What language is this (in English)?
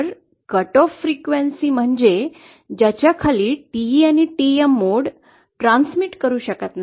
Marathi